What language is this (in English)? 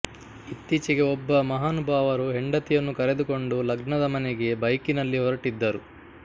Kannada